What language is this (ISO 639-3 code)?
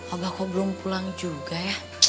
ind